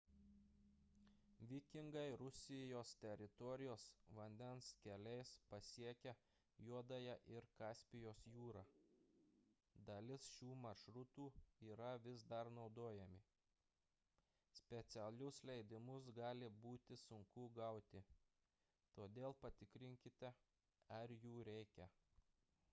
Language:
Lithuanian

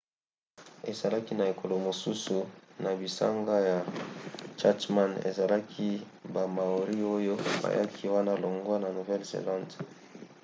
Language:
Lingala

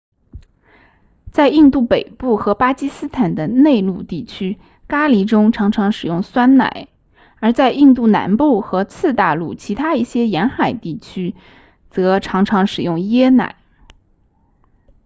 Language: Chinese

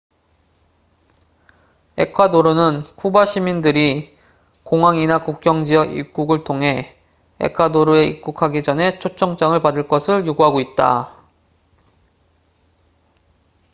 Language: Korean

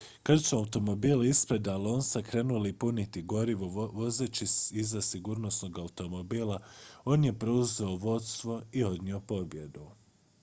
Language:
Croatian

